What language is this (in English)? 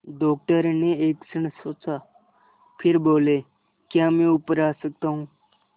Hindi